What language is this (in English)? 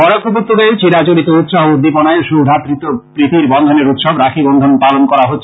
Bangla